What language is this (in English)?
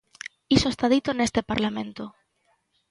Galician